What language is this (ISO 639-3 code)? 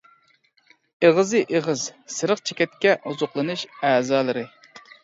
uig